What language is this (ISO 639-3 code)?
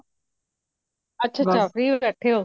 pan